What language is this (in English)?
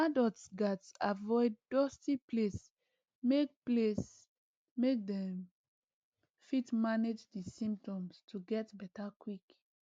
Nigerian Pidgin